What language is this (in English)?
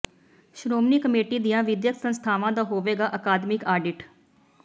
Punjabi